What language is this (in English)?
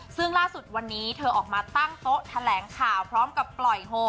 Thai